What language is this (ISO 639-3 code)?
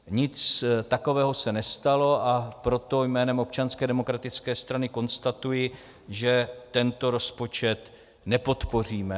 ces